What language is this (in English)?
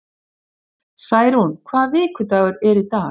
Icelandic